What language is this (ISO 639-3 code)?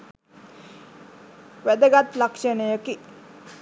sin